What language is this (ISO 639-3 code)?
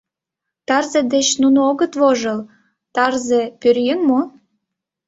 chm